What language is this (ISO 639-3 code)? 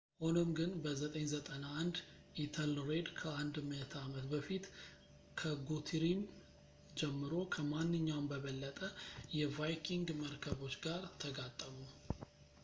amh